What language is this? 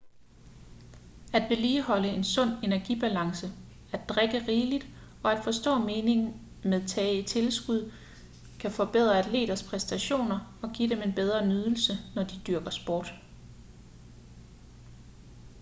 Danish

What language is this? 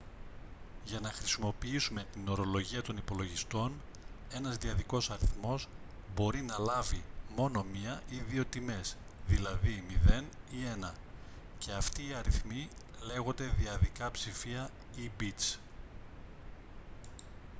Greek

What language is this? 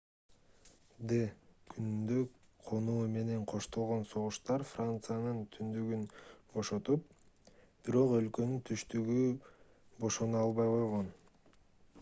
Kyrgyz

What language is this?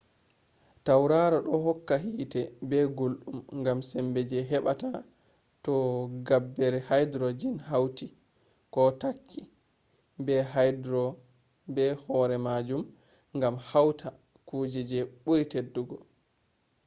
Fula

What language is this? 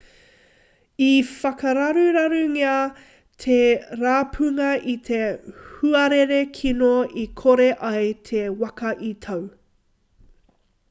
Māori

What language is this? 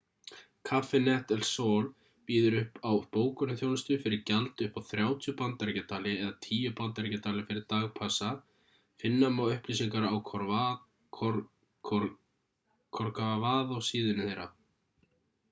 Icelandic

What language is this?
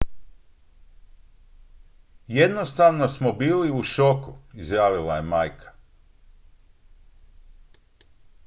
Croatian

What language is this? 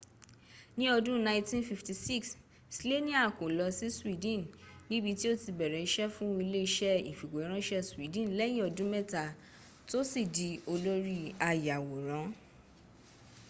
Yoruba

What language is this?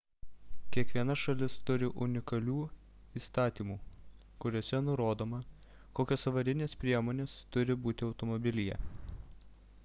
Lithuanian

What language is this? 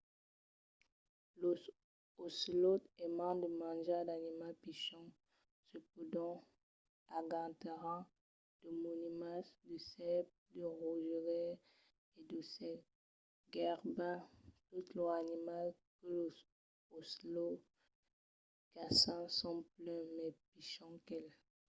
Occitan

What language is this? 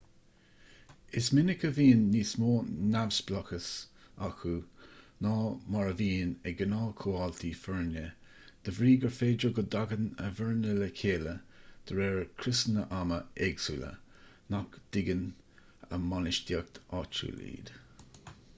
Irish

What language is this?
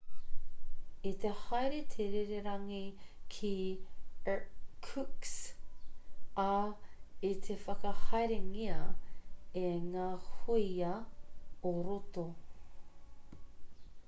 Māori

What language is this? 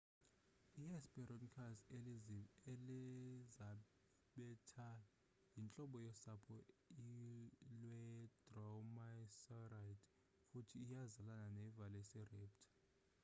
Xhosa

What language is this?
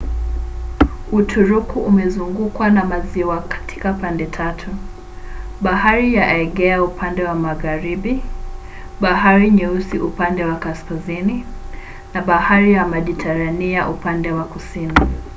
Swahili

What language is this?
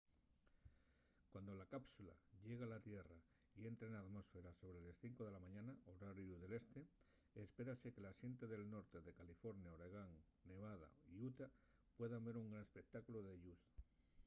Asturian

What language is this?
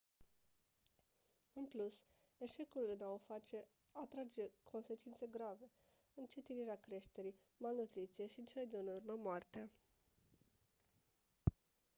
Romanian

